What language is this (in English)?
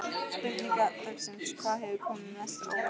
Icelandic